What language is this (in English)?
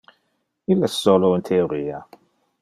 Interlingua